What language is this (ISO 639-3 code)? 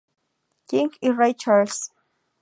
spa